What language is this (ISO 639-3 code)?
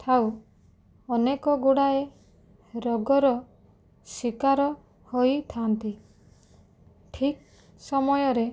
ori